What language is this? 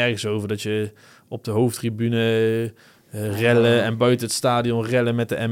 Dutch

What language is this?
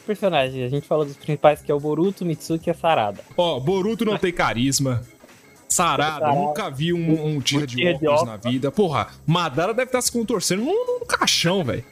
Portuguese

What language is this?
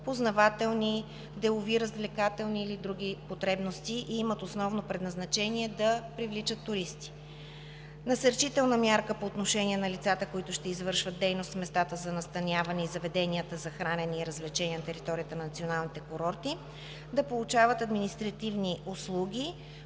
Bulgarian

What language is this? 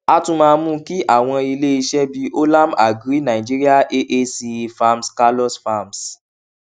Yoruba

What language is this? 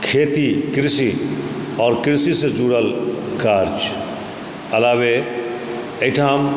Maithili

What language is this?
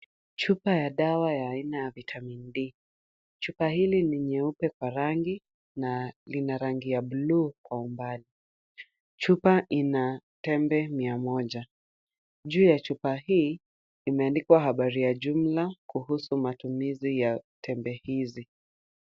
Swahili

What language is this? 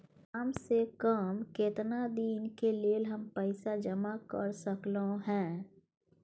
Maithili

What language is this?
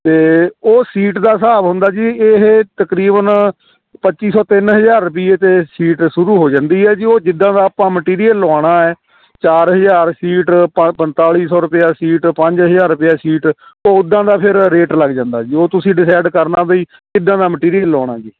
Punjabi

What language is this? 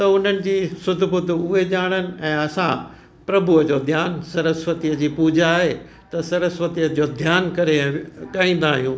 Sindhi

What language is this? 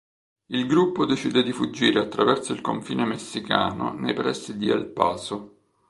Italian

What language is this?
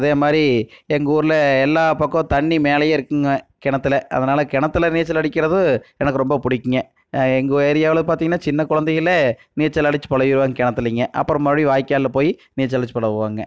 Tamil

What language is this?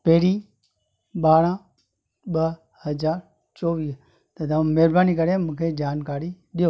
Sindhi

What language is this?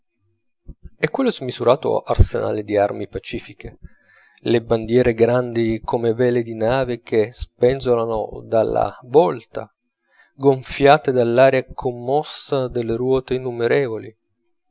Italian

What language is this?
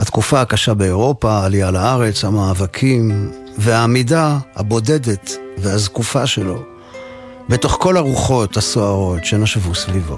Hebrew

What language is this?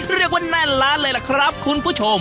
Thai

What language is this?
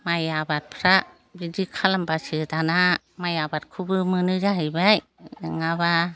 Bodo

